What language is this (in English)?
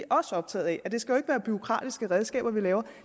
Danish